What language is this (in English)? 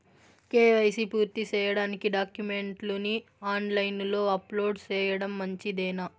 Telugu